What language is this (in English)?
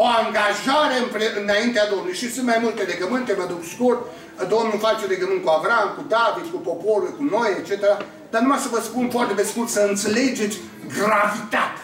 Romanian